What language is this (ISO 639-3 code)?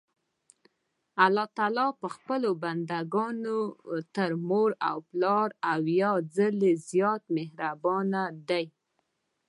pus